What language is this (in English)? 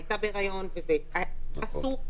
Hebrew